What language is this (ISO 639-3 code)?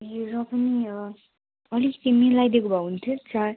nep